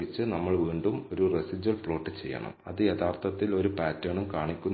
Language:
Malayalam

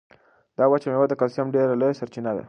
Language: Pashto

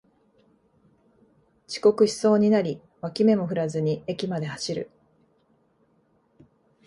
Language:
Japanese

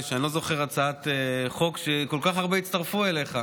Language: Hebrew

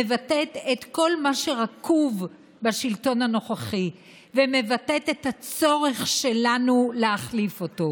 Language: Hebrew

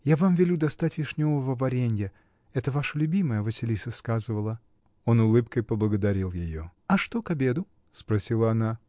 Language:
Russian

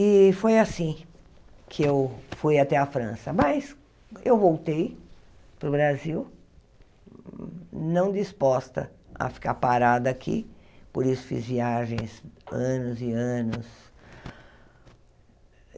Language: Portuguese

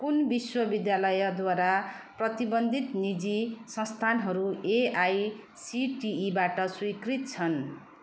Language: Nepali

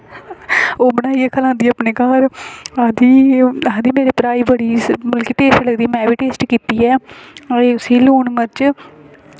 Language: Dogri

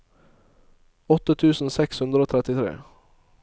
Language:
Norwegian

